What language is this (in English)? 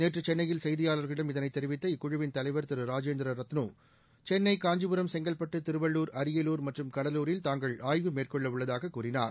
Tamil